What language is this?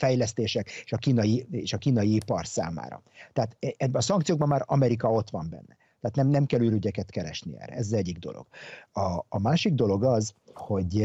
Hungarian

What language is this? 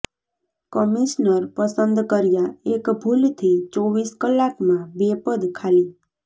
Gujarati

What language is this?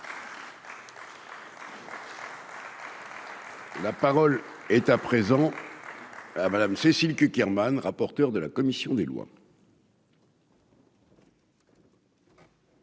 French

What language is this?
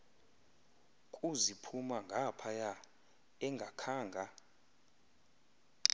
Xhosa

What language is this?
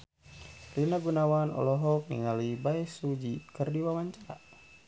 Sundanese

